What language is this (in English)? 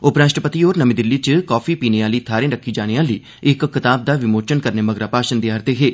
Dogri